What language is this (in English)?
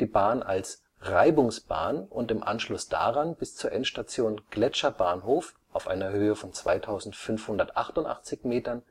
German